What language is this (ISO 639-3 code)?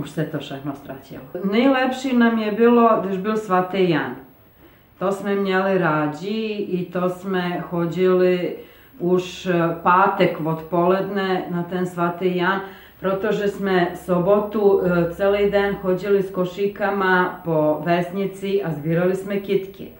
ces